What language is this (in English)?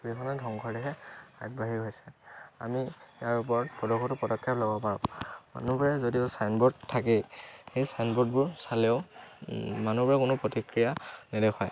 Assamese